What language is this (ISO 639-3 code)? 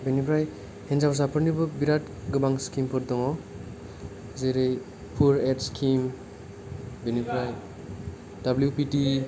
brx